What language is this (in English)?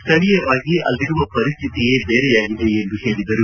Kannada